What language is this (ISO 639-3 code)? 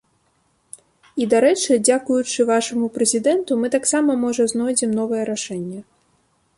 bel